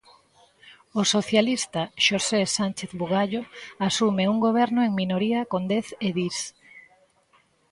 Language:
Galician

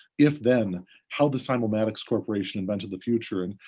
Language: English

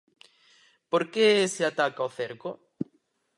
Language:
Galician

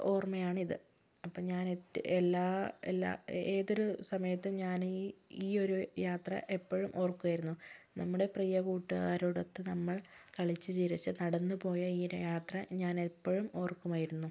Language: Malayalam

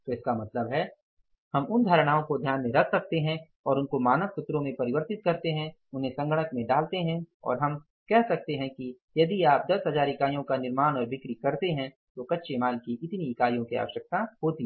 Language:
Hindi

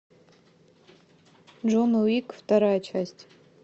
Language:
Russian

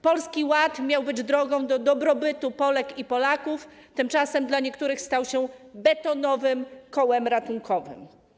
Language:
Polish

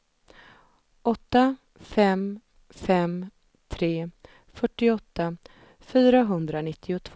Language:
Swedish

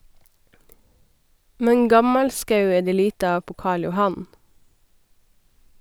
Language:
Norwegian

